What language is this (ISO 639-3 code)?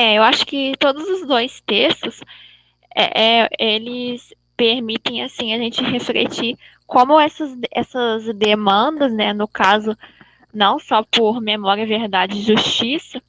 por